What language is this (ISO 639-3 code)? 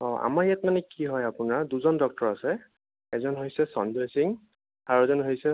asm